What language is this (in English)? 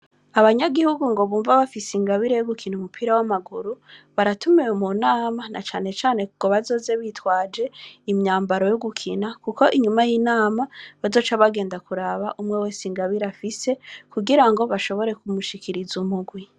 Rundi